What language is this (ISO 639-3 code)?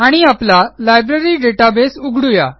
mar